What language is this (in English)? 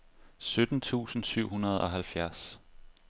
Danish